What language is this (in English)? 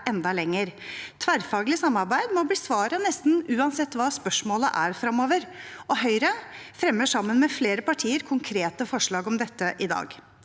Norwegian